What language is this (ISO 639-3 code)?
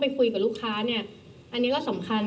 tha